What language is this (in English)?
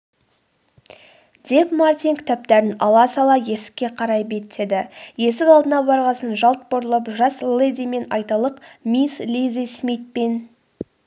Kazakh